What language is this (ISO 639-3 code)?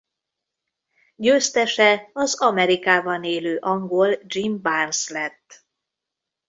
hun